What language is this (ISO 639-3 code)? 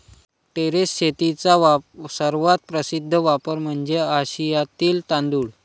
mar